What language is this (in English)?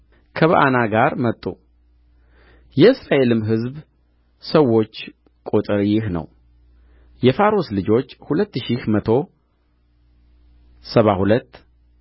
Amharic